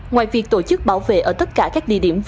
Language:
Vietnamese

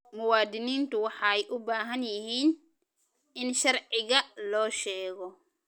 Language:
Somali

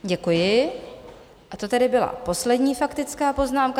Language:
Czech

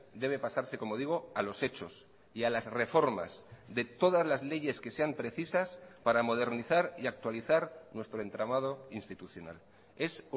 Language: Spanish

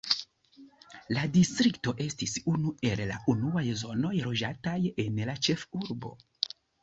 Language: Esperanto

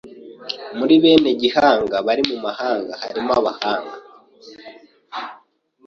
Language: Kinyarwanda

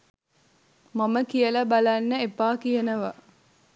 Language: Sinhala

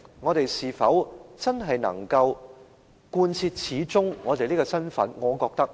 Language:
Cantonese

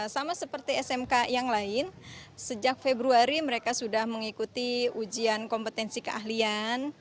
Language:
Indonesian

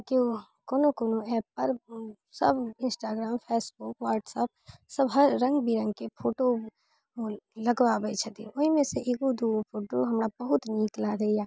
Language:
Maithili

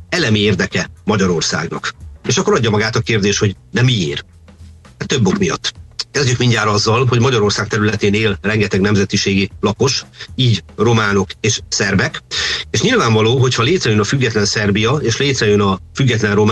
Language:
Hungarian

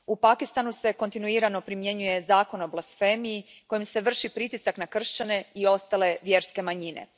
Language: Croatian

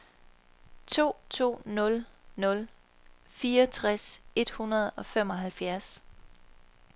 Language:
Danish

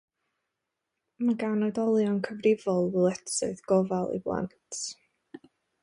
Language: Welsh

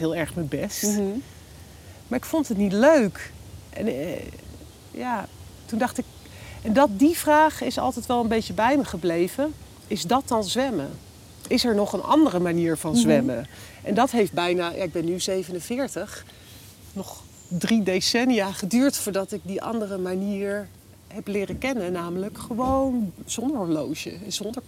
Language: Dutch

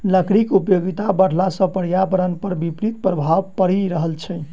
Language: Maithili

